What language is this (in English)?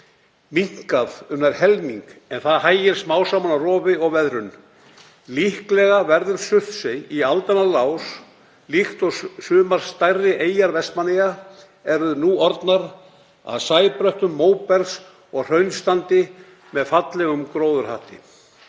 Icelandic